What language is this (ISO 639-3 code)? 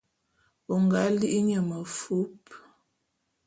bum